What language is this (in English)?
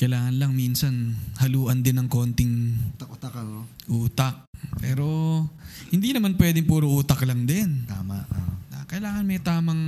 Filipino